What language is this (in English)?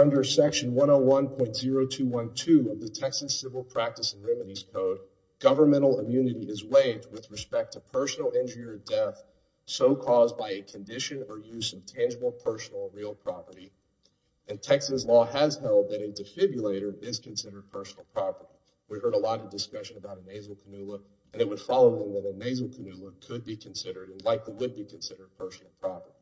English